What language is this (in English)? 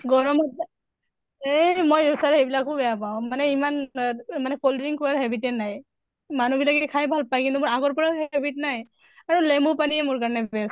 Assamese